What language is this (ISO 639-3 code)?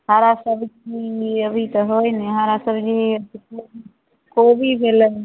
mai